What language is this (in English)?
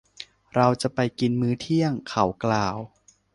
Thai